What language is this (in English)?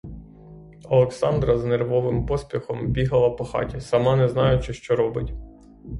Ukrainian